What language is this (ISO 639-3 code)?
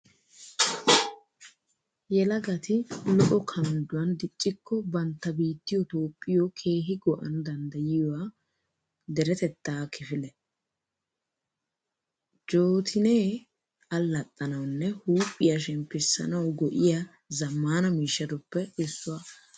wal